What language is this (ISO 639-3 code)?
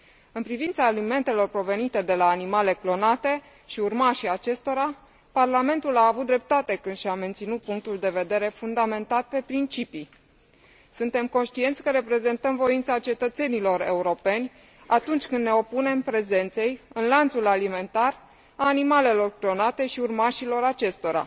ron